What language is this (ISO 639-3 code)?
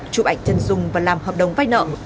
vie